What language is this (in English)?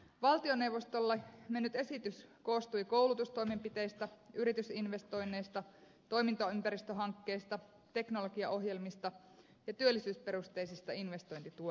Finnish